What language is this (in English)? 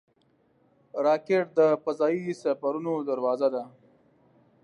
Pashto